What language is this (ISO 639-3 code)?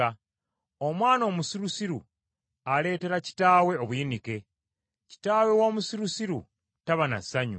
lug